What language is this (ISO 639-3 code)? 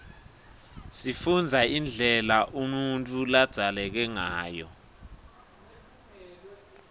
ssw